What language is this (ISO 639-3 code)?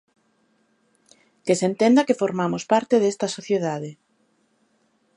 glg